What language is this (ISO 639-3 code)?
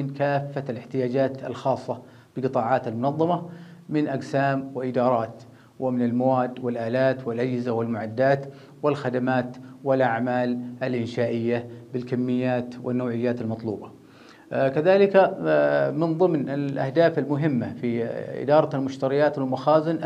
ara